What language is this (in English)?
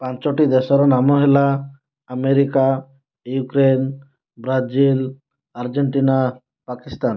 Odia